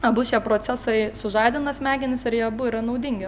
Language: Lithuanian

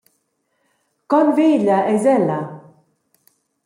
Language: Romansh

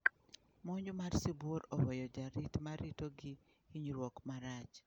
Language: Luo (Kenya and Tanzania)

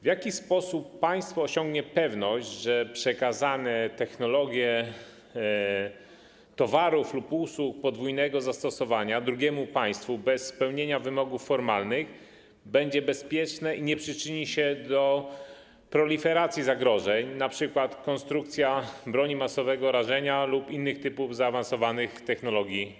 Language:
Polish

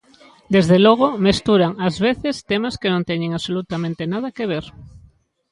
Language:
Galician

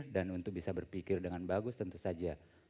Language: Indonesian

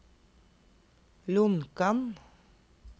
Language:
Norwegian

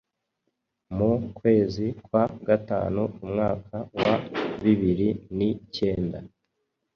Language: Kinyarwanda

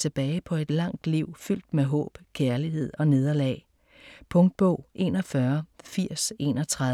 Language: Danish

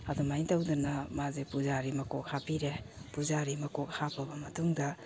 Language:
Manipuri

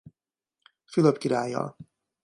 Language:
Hungarian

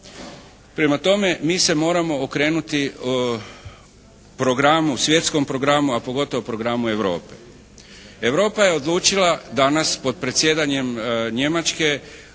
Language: Croatian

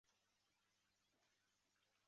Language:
Chinese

